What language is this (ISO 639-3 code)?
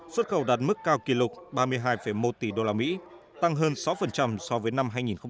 vie